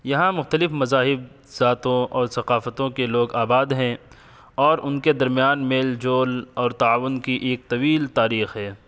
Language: Urdu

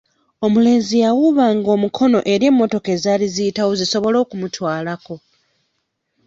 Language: Ganda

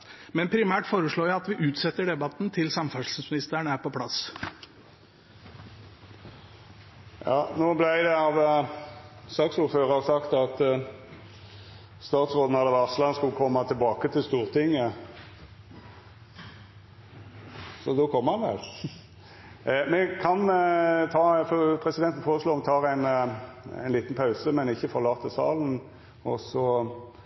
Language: Norwegian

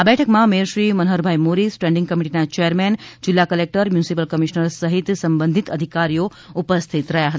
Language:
Gujarati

